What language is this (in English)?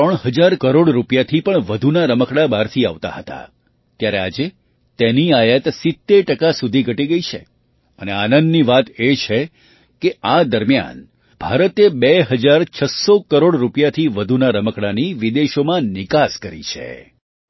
Gujarati